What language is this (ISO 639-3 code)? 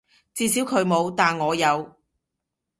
yue